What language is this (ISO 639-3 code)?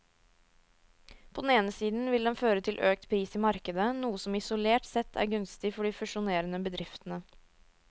nor